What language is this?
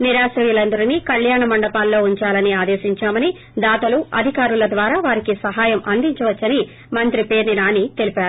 Telugu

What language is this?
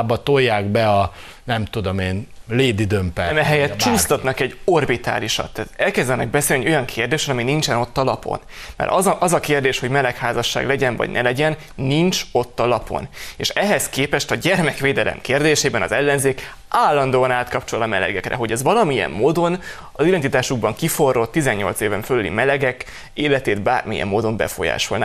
Hungarian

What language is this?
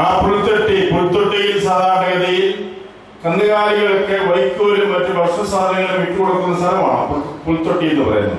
Malayalam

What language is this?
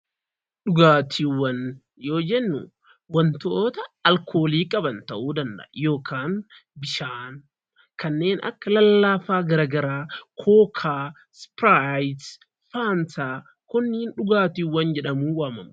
Oromo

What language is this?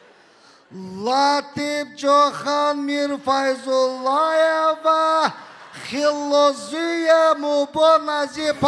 Turkish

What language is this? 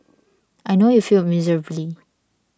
English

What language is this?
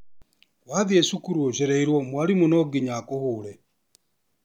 Kikuyu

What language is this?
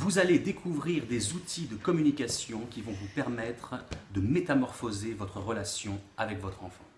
French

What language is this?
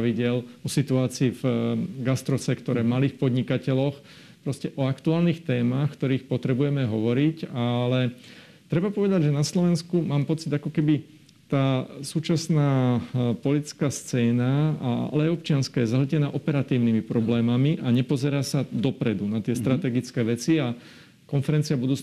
Slovak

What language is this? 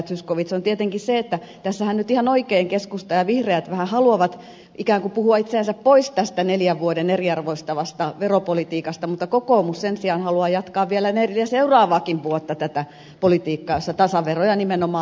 Finnish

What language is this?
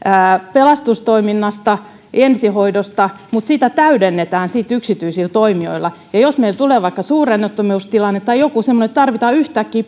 Finnish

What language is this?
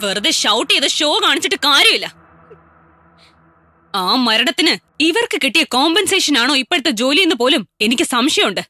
Malayalam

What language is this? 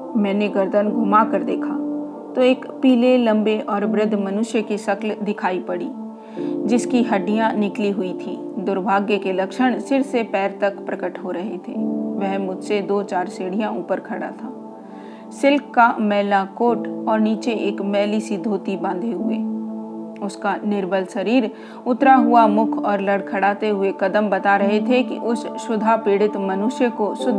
Hindi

